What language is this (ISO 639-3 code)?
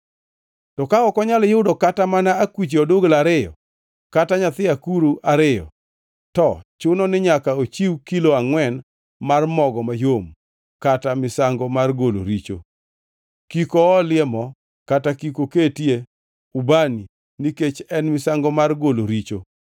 luo